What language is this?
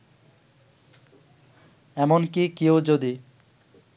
Bangla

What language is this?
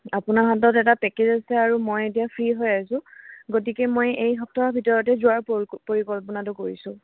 Assamese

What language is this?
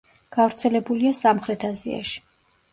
Georgian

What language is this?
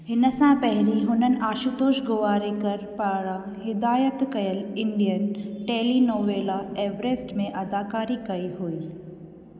Sindhi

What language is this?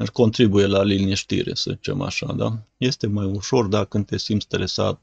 Romanian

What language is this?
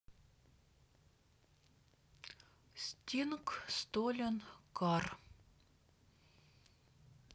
Russian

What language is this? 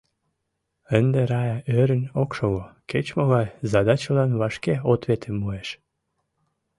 Mari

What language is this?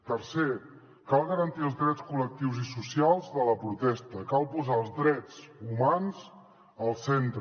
Catalan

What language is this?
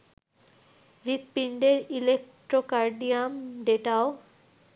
Bangla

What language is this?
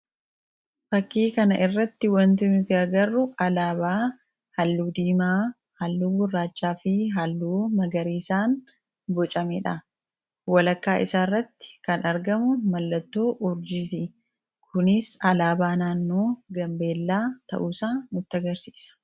Oromo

